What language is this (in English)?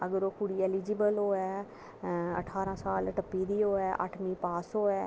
Dogri